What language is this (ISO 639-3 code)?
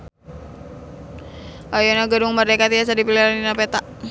sun